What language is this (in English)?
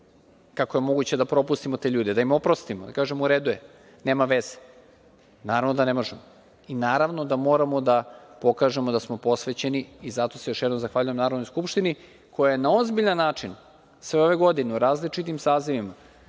Serbian